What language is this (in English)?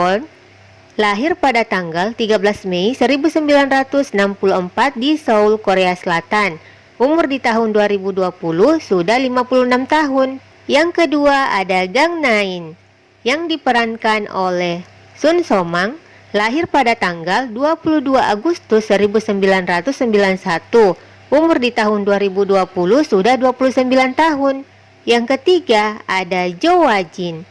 Indonesian